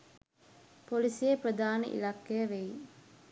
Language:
Sinhala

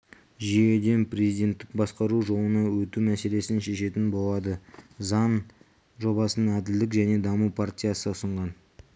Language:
Kazakh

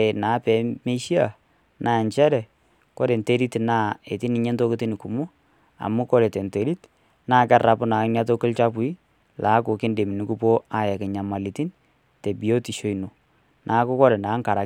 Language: Masai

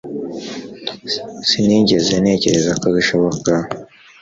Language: Kinyarwanda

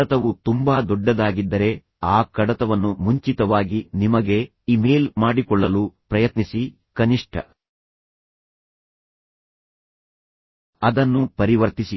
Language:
Kannada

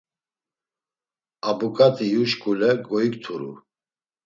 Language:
Laz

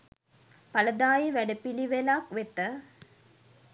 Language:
Sinhala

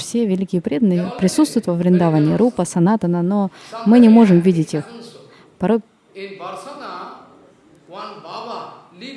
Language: Russian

